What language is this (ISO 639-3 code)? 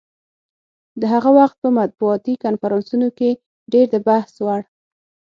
pus